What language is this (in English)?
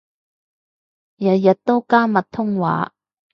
Cantonese